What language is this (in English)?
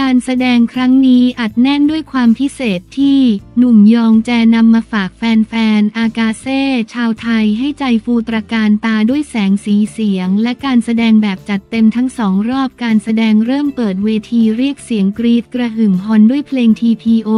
Thai